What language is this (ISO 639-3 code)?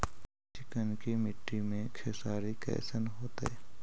mag